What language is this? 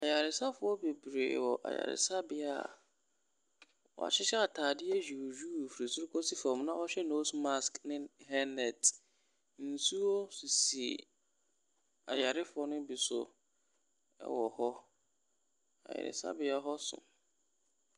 Akan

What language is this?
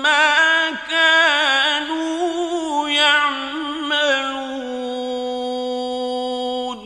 Arabic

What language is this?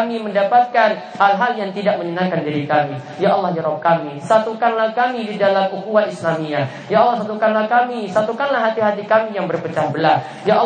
Indonesian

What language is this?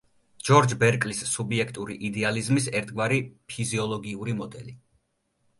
Georgian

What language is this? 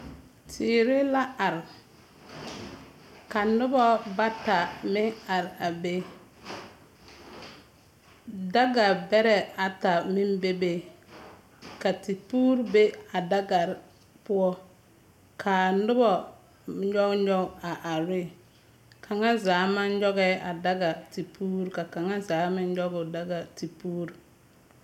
Southern Dagaare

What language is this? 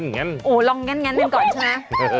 Thai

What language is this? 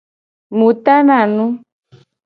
Gen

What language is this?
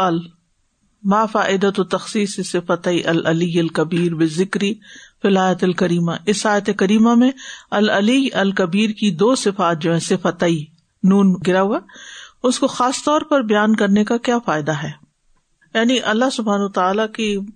Urdu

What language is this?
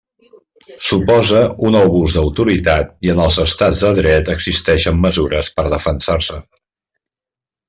Catalan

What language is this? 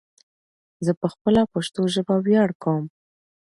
Pashto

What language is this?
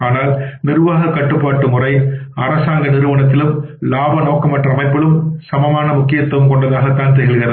Tamil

